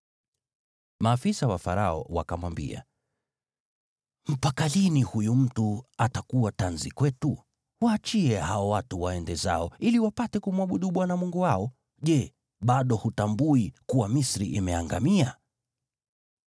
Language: Swahili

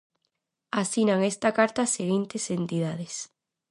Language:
Galician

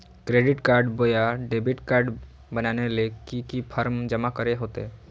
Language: Magahi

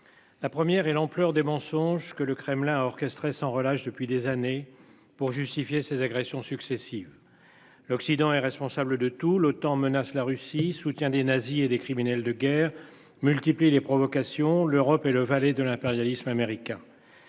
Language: French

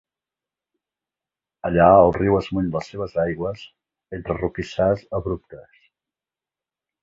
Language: Catalan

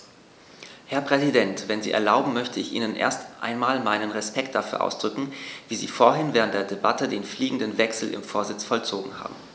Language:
German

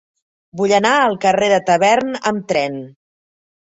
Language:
Catalan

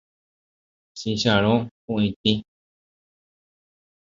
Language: Guarani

